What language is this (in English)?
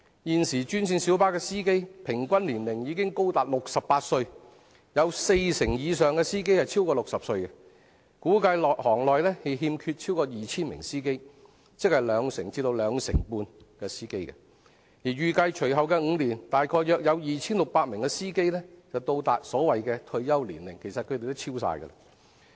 Cantonese